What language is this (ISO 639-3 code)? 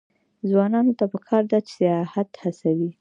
pus